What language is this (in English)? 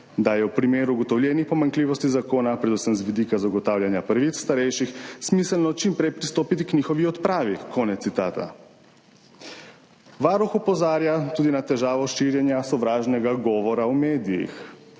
Slovenian